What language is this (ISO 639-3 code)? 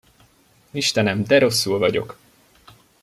hun